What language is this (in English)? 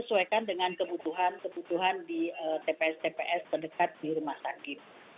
Indonesian